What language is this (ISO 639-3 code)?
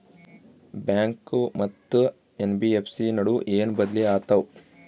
kan